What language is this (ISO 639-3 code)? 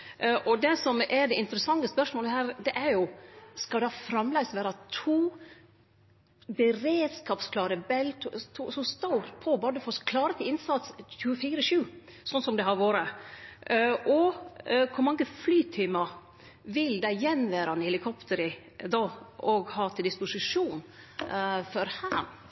nno